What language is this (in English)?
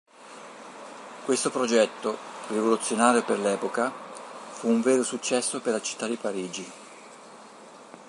Italian